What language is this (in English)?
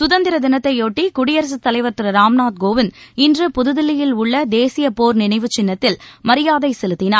Tamil